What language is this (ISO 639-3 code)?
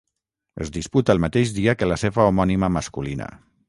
cat